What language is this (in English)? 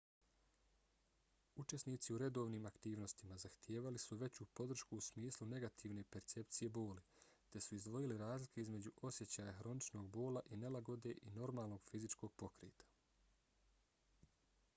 Bosnian